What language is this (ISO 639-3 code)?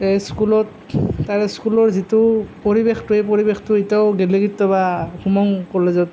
asm